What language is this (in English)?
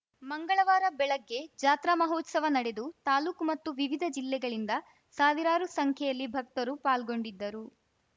Kannada